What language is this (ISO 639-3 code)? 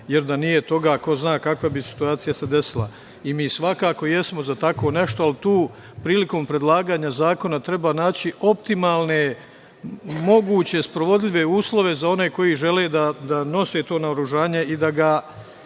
srp